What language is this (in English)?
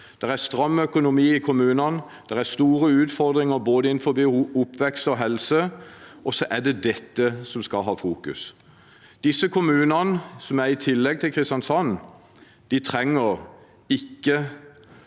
Norwegian